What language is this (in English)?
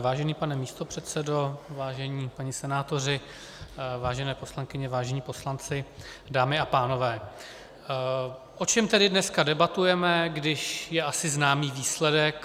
Czech